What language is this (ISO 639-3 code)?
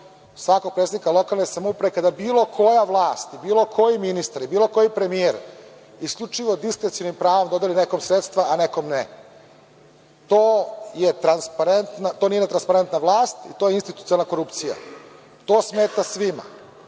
srp